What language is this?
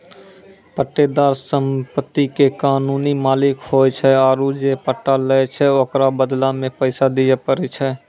Maithili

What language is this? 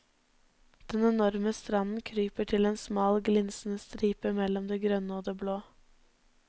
Norwegian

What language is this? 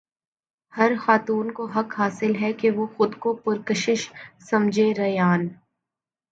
Urdu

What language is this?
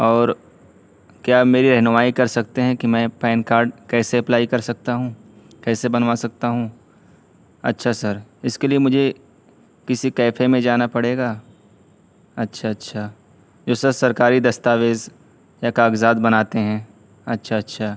Urdu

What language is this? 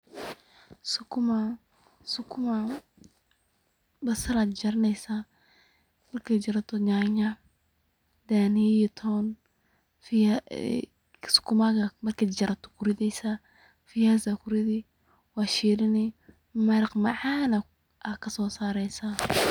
Somali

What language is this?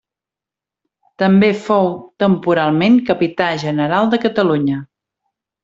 Catalan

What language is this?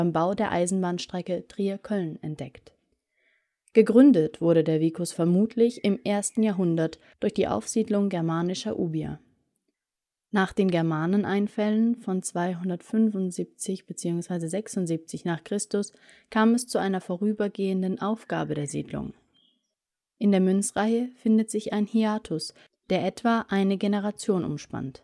German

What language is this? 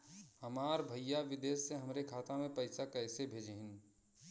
Bhojpuri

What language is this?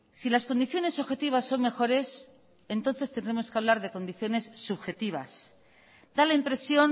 Spanish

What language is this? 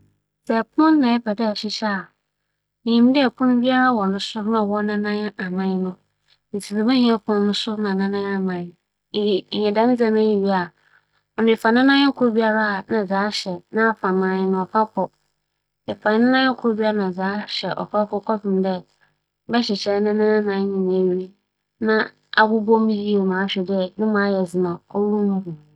Akan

